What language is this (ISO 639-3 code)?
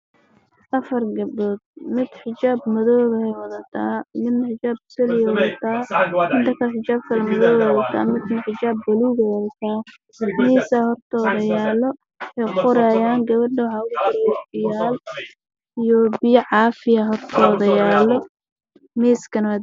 som